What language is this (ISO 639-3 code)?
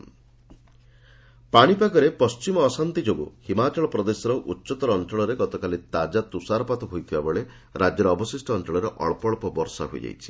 ori